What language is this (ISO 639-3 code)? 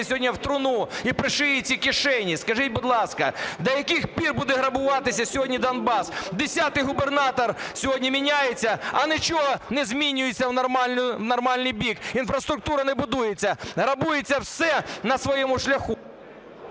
ukr